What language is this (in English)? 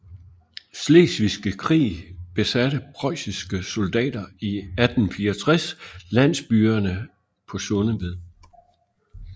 Danish